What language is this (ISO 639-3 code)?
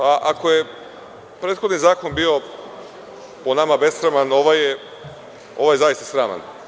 srp